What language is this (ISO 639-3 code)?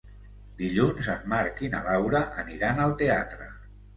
cat